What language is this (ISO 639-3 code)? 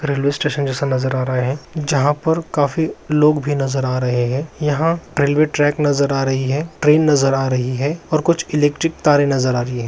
mag